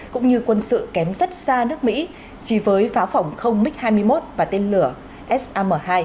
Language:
Vietnamese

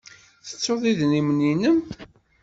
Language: Kabyle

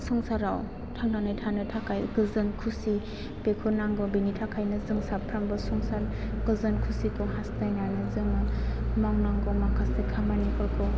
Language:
Bodo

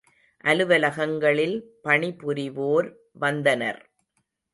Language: Tamil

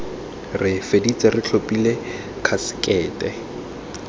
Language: Tswana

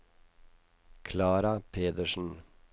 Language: Norwegian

